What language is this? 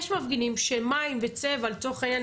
Hebrew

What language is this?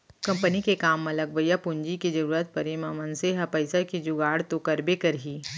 Chhattisgarhi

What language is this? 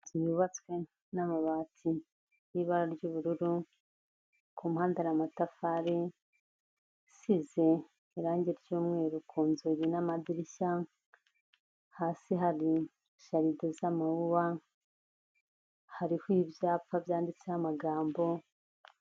Kinyarwanda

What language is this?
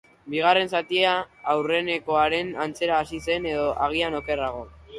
Basque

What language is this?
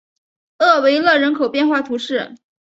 Chinese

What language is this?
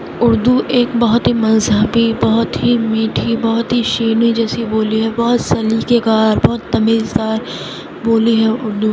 Urdu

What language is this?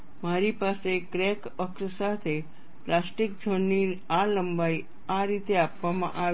Gujarati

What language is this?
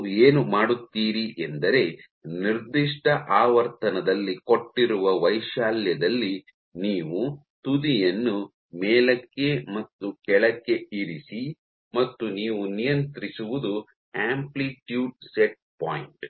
Kannada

